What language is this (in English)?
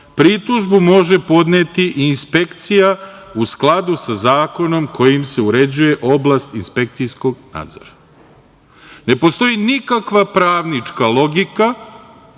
Serbian